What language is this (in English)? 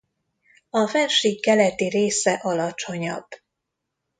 Hungarian